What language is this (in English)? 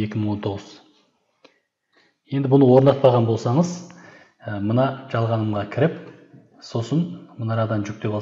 Turkish